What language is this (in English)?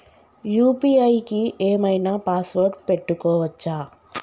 Telugu